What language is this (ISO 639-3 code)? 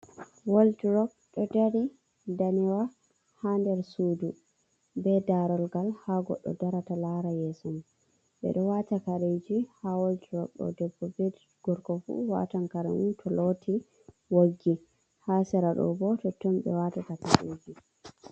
ful